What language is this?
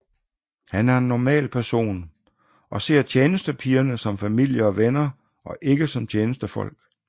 Danish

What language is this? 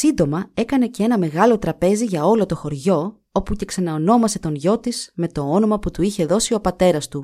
Greek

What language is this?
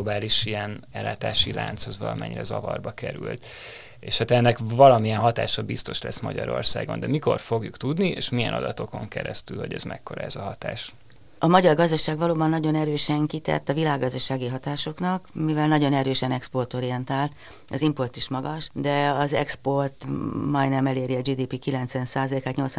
Hungarian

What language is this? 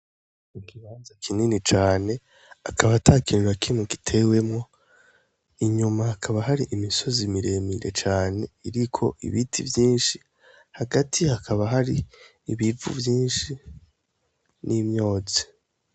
Rundi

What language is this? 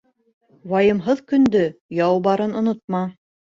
Bashkir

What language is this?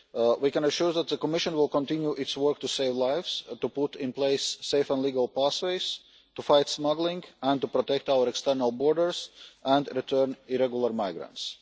English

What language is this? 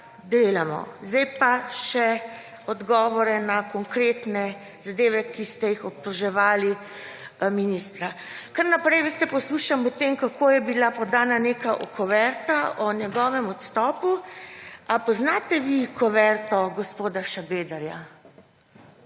Slovenian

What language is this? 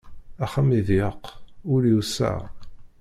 Kabyle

